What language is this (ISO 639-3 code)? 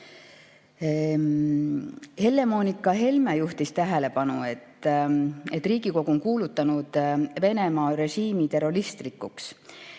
est